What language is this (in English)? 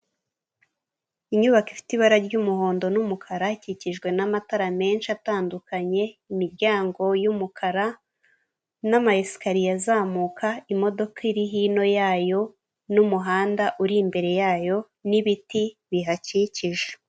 Kinyarwanda